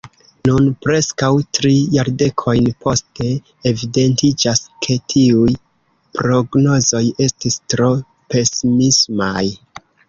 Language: Esperanto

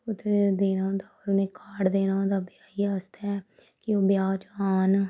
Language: Dogri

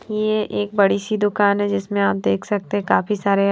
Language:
Hindi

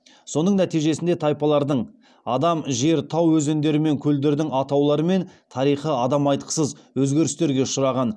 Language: Kazakh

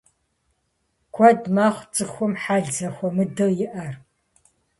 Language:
Kabardian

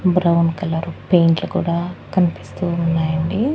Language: Telugu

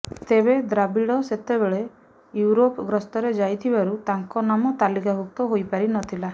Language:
Odia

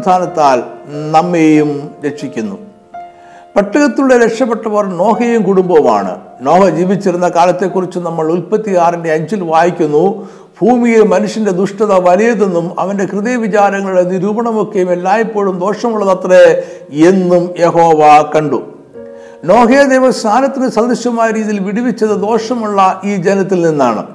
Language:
Malayalam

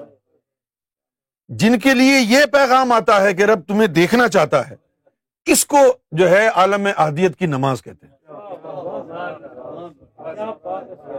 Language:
Urdu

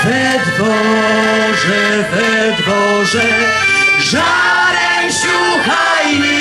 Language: Polish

